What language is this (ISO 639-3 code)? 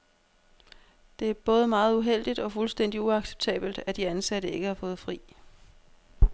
dan